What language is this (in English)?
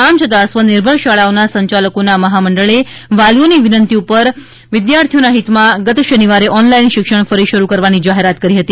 Gujarati